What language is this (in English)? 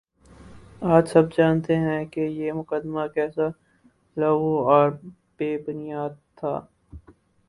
Urdu